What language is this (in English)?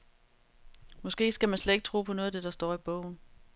Danish